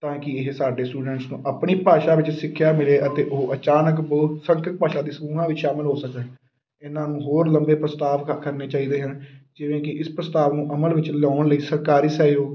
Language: Punjabi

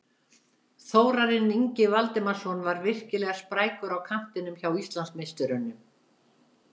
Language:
Icelandic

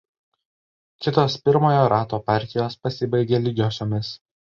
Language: Lithuanian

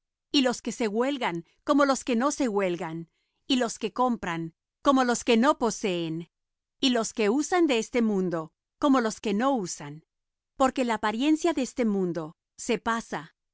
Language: Spanish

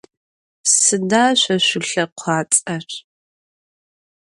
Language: Adyghe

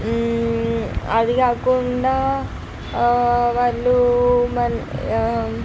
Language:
Telugu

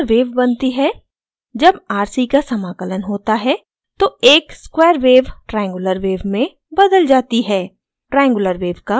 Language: Hindi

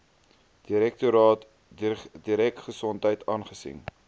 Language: Afrikaans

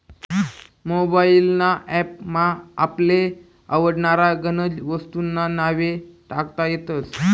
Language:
Marathi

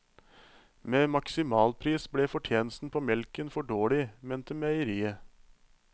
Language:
Norwegian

